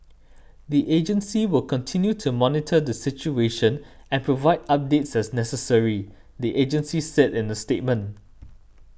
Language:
English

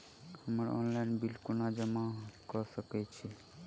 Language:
Maithili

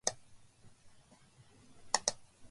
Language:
Japanese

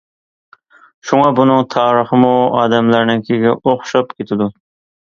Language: Uyghur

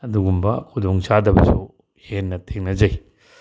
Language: Manipuri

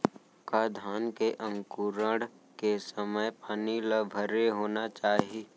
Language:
Chhattisgarhi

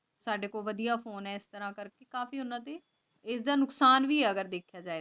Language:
Punjabi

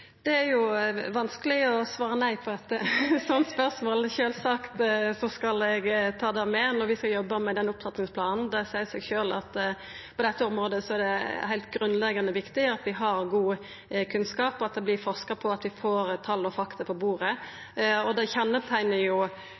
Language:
Norwegian Nynorsk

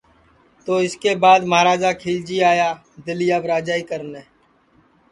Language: Sansi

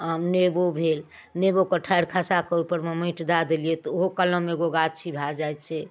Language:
Maithili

